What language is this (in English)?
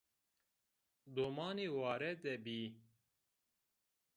Zaza